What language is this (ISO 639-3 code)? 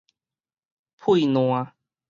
nan